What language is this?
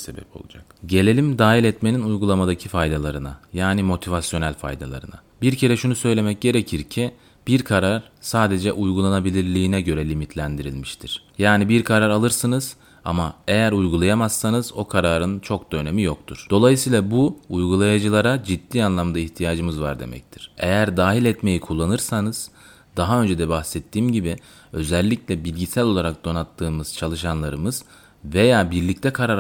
Turkish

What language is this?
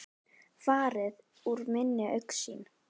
Icelandic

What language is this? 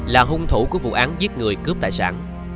Vietnamese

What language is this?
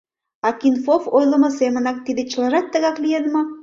Mari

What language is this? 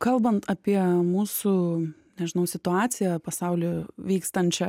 Lithuanian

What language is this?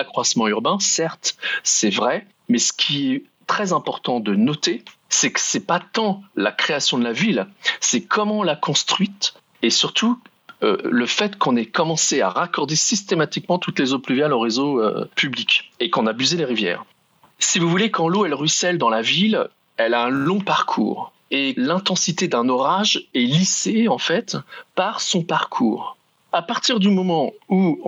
French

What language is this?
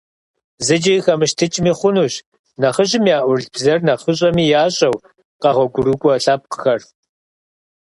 Kabardian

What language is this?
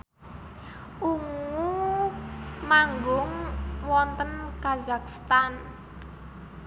Javanese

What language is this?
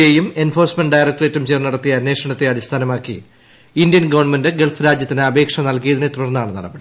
Malayalam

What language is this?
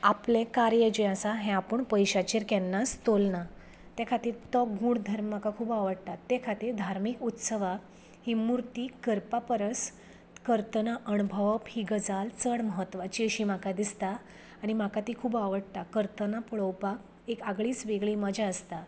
Konkani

